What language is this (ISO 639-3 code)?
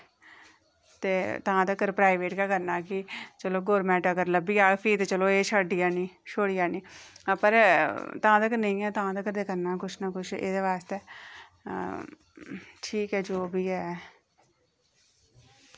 doi